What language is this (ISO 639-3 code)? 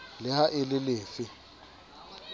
sot